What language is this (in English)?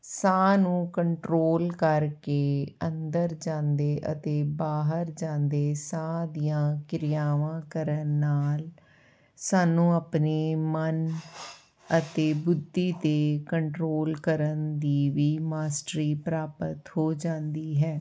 Punjabi